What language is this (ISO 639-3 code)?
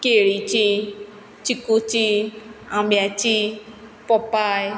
kok